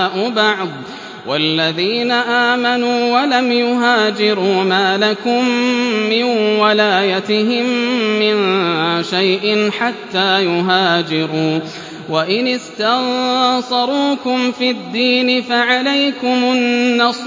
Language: Arabic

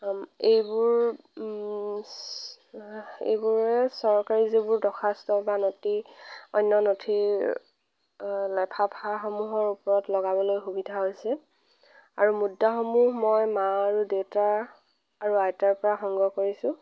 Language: Assamese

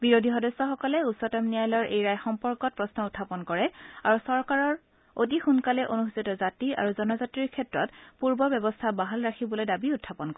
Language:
Assamese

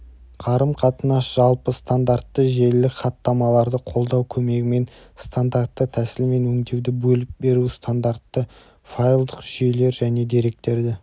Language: Kazakh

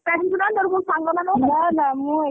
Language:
Odia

